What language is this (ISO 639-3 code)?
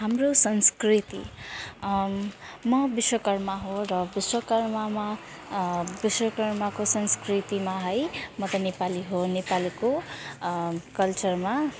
nep